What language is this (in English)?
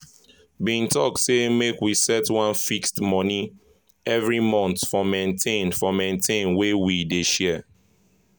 Nigerian Pidgin